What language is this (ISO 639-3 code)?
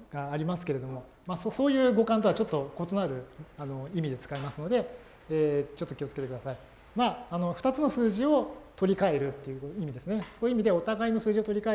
jpn